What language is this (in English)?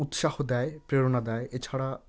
Bangla